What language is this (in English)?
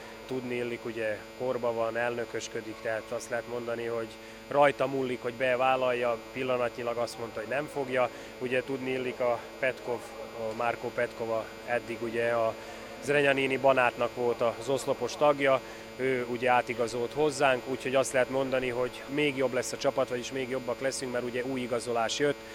Hungarian